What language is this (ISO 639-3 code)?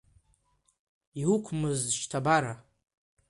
abk